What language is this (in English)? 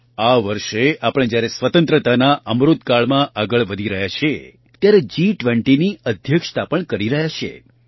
Gujarati